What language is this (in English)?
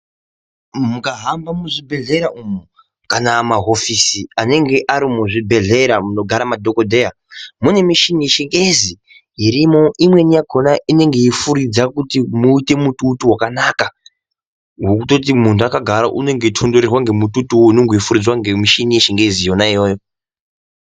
Ndau